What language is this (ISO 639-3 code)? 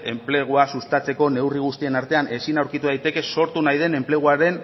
eus